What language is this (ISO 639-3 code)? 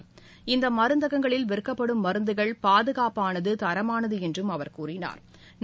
tam